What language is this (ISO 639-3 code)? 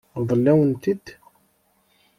kab